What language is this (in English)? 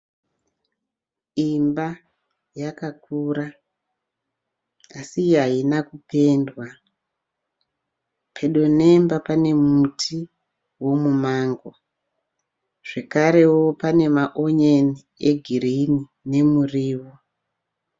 Shona